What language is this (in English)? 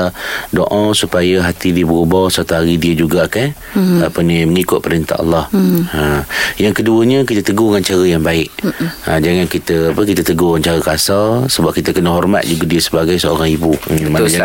Malay